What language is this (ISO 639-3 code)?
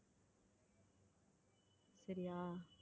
tam